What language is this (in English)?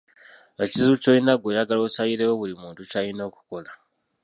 Ganda